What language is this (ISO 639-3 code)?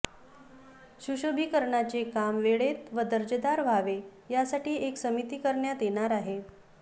mar